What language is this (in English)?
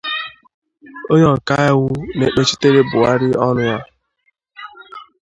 Igbo